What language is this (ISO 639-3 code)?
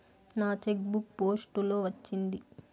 tel